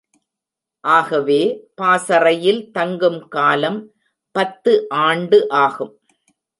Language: Tamil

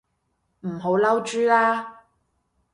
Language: Cantonese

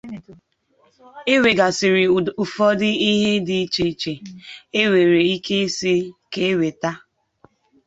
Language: Igbo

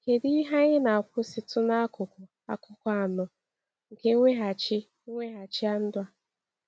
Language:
Igbo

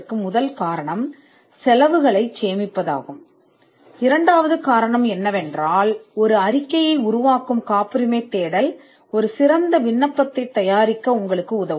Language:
Tamil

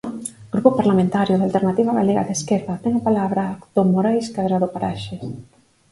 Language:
Galician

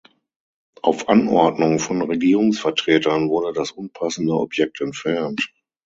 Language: German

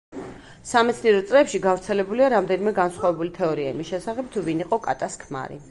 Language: Georgian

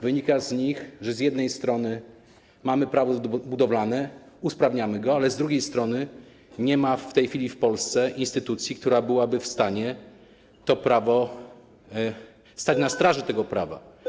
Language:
Polish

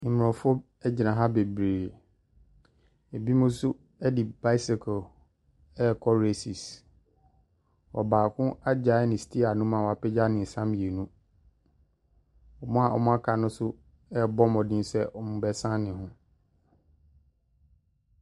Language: Akan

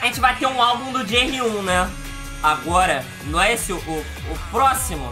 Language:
Portuguese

